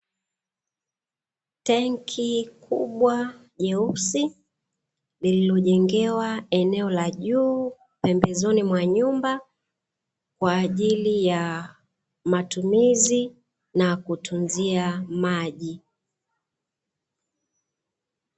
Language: Swahili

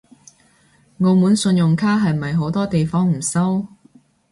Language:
Cantonese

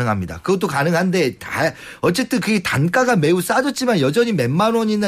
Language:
Korean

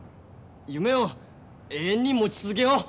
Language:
Japanese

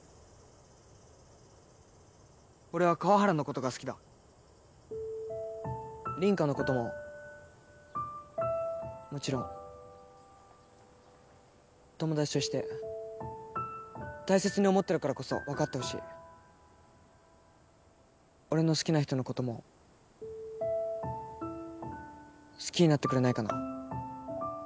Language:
Japanese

